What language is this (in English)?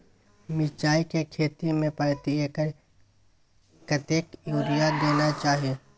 Maithili